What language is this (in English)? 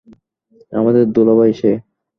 Bangla